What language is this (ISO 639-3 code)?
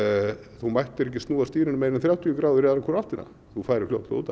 isl